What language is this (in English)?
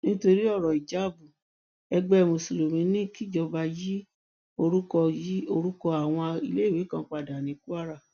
Yoruba